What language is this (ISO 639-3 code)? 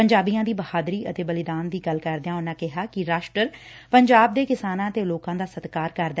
pan